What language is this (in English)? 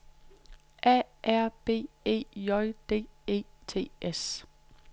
Danish